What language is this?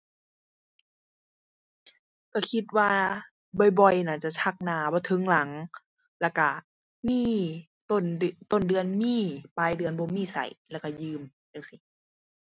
Thai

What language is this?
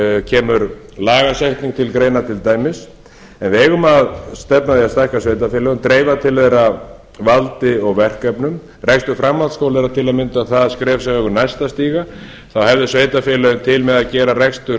Icelandic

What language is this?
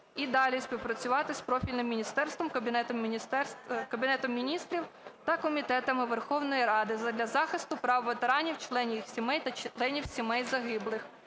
Ukrainian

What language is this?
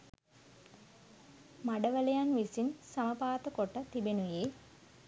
Sinhala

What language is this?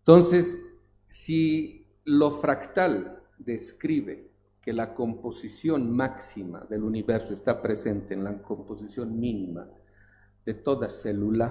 Spanish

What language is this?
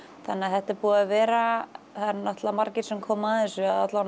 Icelandic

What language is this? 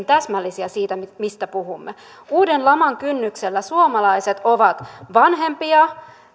Finnish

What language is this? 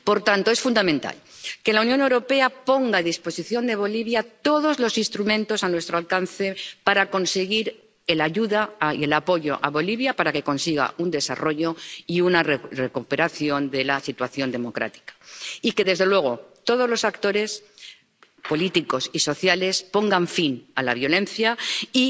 Spanish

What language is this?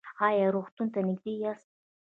Pashto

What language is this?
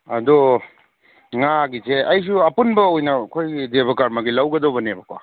Manipuri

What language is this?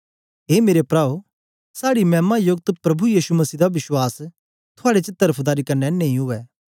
Dogri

